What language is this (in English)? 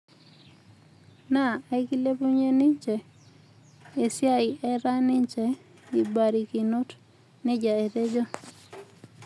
Masai